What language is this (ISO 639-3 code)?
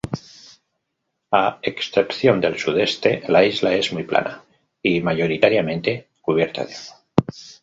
spa